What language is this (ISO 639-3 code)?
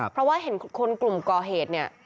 tha